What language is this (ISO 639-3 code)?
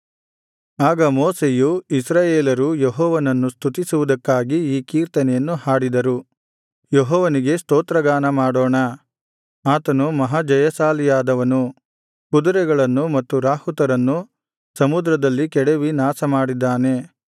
kan